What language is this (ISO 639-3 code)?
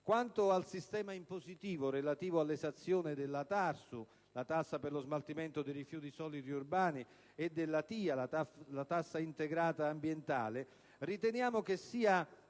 ita